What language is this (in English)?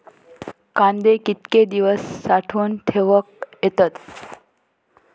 Marathi